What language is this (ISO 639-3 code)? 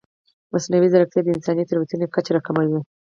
pus